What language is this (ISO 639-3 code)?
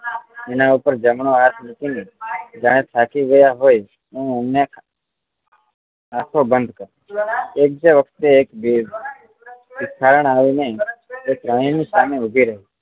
guj